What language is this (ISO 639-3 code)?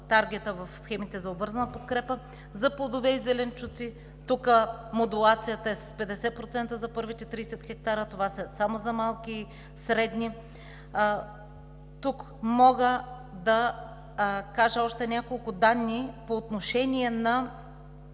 bul